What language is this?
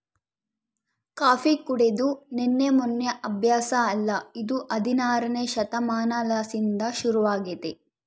Kannada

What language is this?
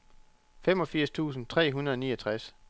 Danish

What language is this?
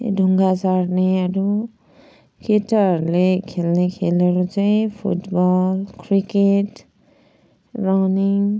Nepali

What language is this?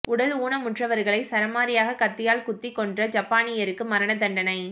Tamil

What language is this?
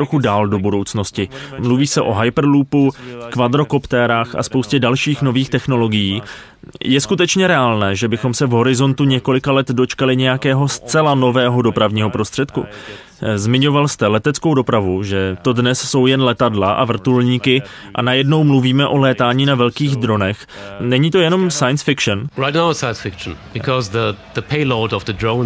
Czech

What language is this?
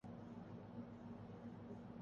Urdu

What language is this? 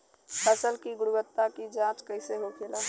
Bhojpuri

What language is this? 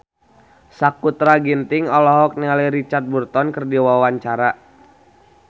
Sundanese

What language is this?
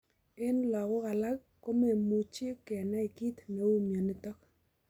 Kalenjin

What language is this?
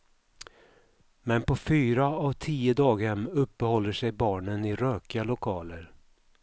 Swedish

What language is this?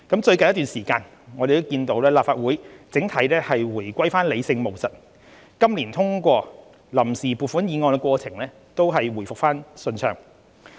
Cantonese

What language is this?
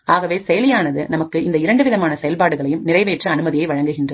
Tamil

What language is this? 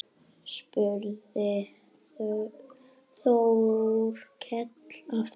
Icelandic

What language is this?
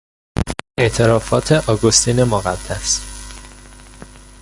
Persian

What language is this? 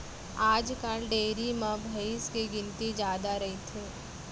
Chhattisgarhi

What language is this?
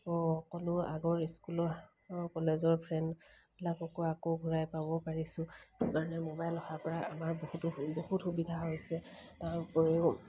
Assamese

